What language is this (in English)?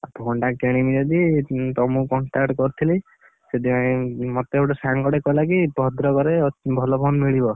Odia